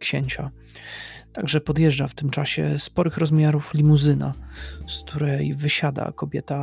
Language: Polish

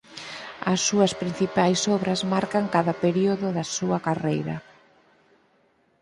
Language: Galician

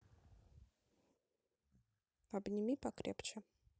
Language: Russian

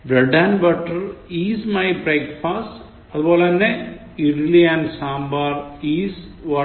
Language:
Malayalam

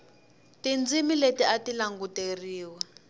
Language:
Tsonga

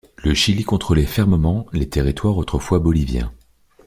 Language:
French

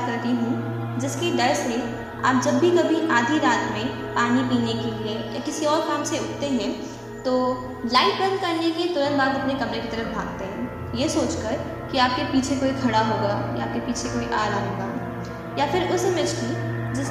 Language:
Hindi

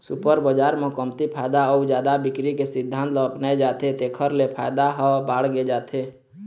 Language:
Chhattisgarhi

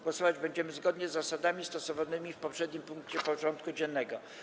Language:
Polish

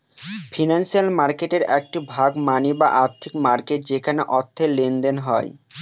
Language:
Bangla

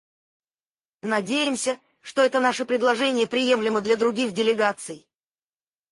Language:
Russian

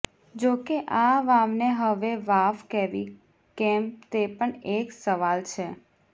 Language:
Gujarati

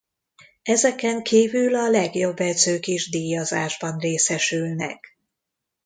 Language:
Hungarian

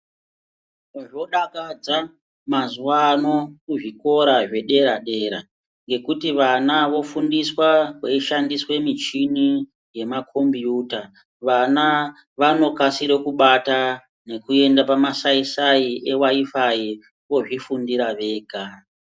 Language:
Ndau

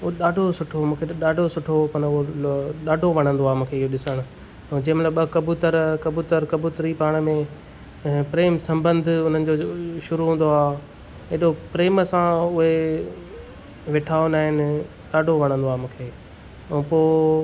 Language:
Sindhi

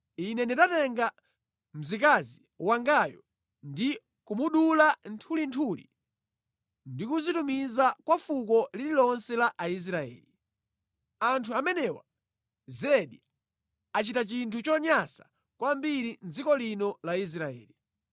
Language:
Nyanja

